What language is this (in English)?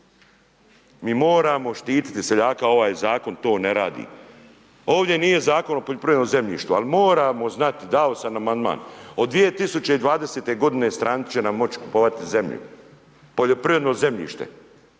Croatian